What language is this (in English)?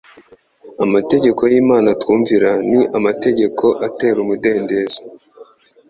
Kinyarwanda